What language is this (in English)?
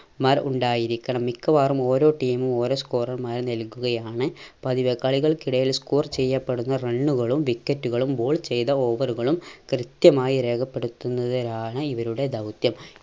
Malayalam